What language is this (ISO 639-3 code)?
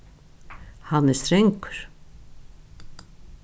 fao